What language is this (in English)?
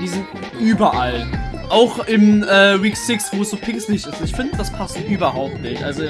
German